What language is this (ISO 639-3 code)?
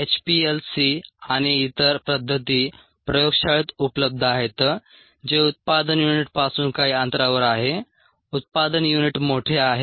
mar